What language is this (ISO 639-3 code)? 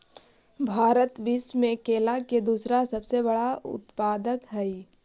mag